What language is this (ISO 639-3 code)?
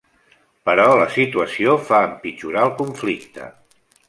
cat